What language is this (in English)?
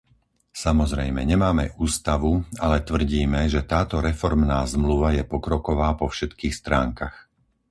Slovak